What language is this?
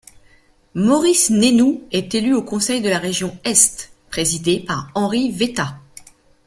French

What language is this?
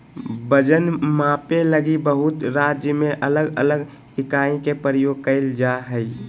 Magahi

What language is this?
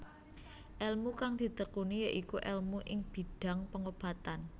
Javanese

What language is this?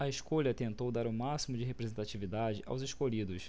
Portuguese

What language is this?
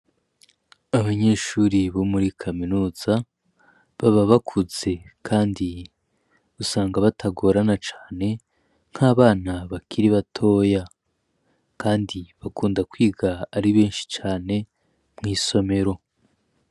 Rundi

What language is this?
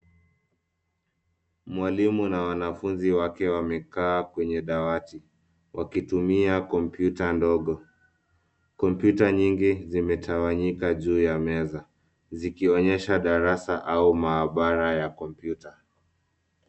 Swahili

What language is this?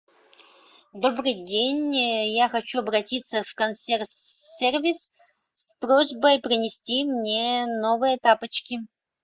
Russian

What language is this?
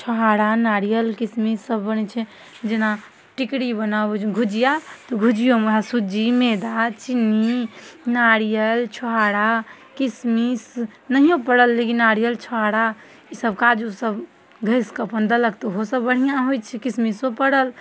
Maithili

